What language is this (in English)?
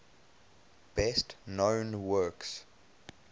English